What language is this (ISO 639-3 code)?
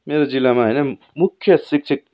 nep